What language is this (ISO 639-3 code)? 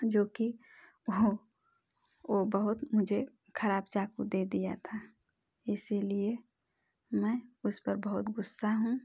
hin